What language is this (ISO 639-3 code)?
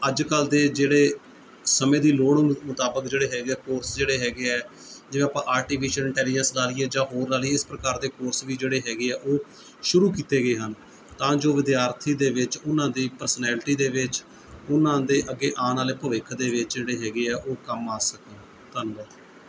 pan